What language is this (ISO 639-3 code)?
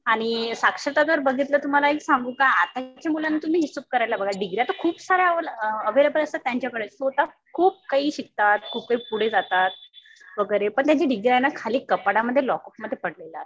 mar